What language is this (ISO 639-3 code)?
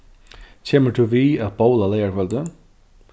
fao